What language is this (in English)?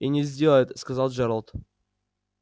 Russian